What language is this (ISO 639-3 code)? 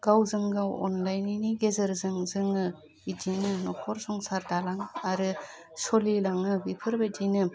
brx